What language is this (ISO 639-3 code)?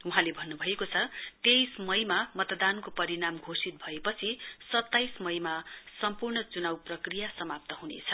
nep